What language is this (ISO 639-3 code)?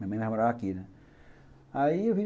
por